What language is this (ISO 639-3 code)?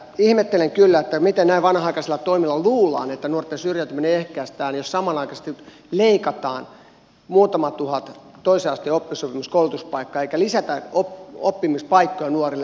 fin